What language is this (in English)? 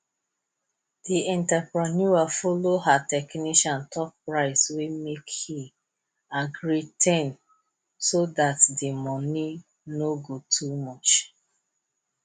Nigerian Pidgin